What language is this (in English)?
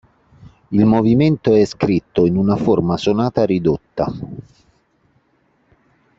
Italian